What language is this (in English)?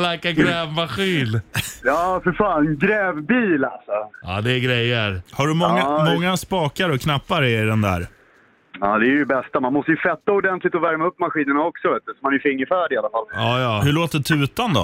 Swedish